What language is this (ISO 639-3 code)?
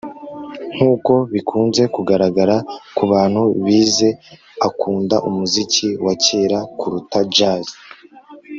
kin